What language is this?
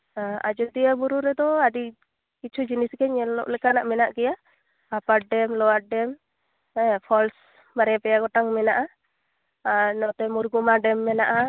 Santali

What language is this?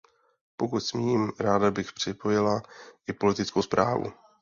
Czech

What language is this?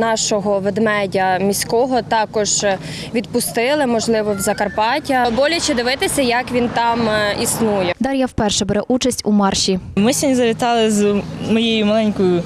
Ukrainian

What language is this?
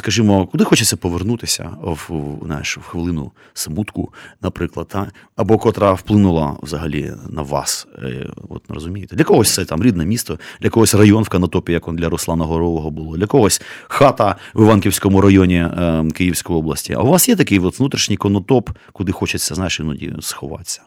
Ukrainian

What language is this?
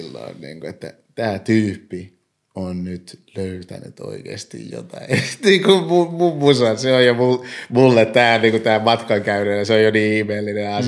Finnish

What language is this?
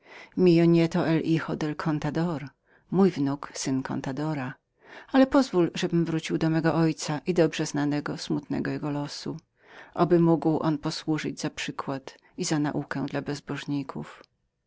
Polish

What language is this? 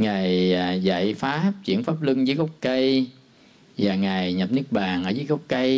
Vietnamese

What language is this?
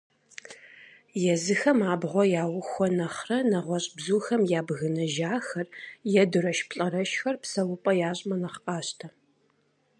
Kabardian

